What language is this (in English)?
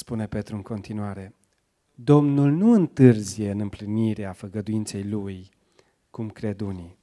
Romanian